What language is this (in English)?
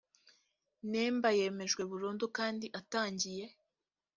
Kinyarwanda